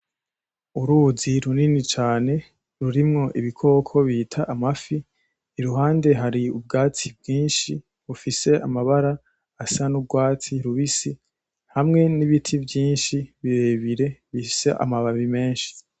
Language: Rundi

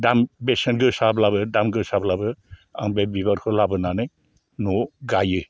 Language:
Bodo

